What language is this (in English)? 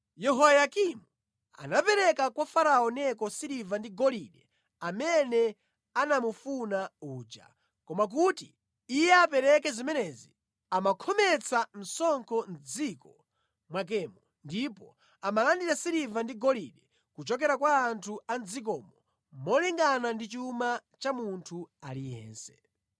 Nyanja